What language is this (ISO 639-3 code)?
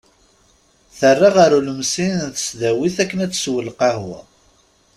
kab